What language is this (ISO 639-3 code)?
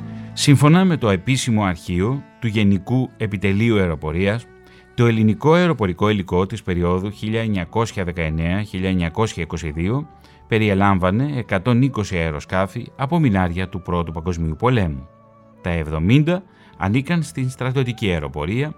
ell